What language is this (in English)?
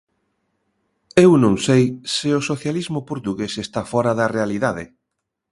Galician